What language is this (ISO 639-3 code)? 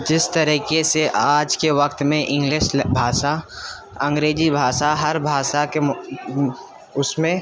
urd